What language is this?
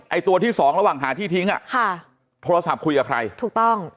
Thai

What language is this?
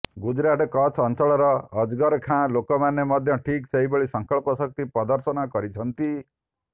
Odia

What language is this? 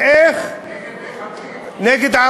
Hebrew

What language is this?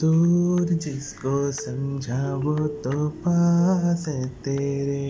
Hindi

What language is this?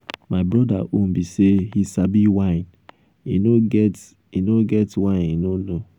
Nigerian Pidgin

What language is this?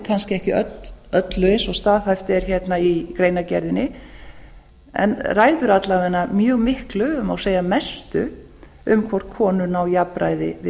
Icelandic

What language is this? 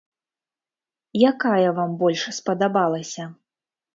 Belarusian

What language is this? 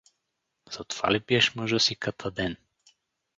Bulgarian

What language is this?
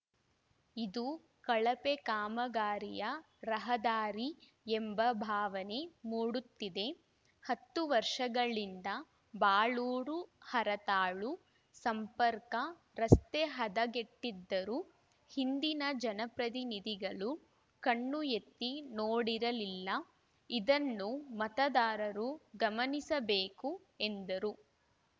Kannada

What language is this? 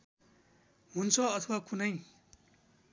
Nepali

